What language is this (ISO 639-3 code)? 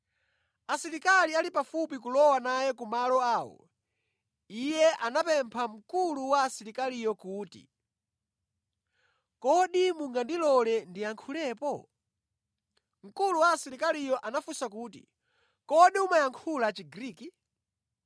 nya